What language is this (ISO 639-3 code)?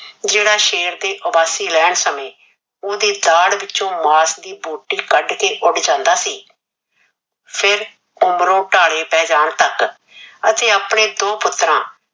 pan